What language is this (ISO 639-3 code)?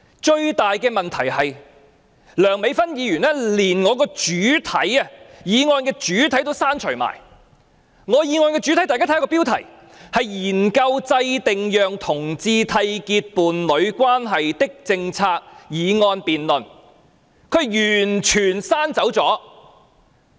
yue